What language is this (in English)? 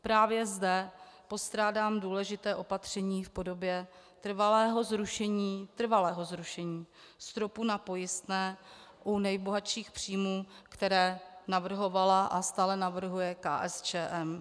Czech